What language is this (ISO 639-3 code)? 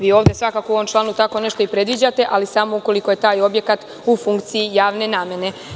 srp